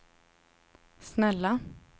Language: Swedish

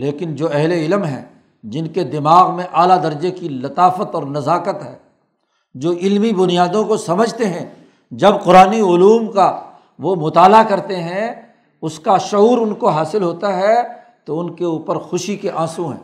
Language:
Urdu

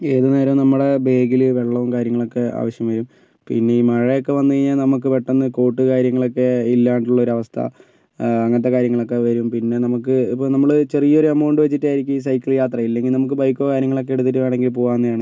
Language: Malayalam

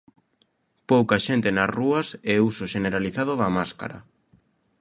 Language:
Galician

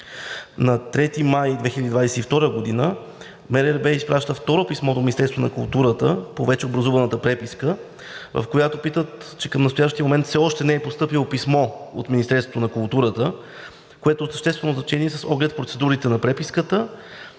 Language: Bulgarian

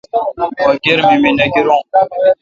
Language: Kalkoti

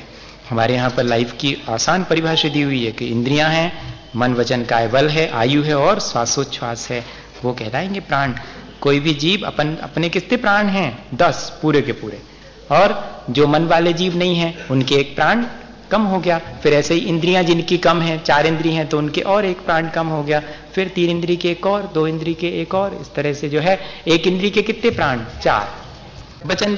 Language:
Hindi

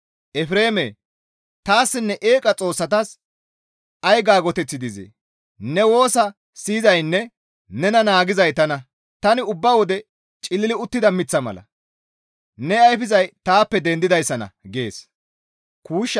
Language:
Gamo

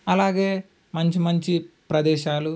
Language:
Telugu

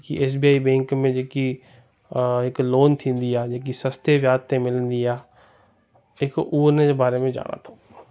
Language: Sindhi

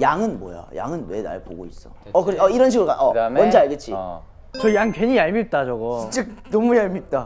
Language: Korean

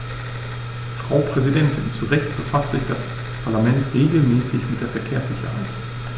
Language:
German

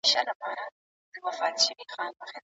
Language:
Pashto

